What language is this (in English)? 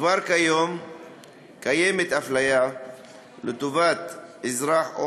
Hebrew